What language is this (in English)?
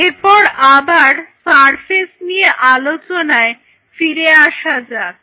Bangla